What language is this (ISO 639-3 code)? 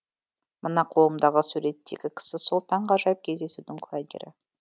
kaz